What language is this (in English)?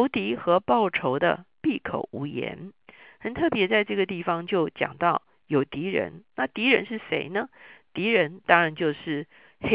Chinese